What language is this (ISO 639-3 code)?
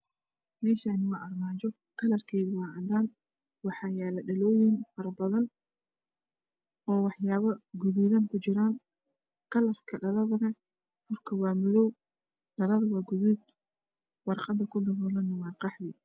som